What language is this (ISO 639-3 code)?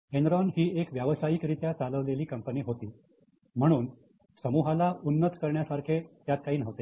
mar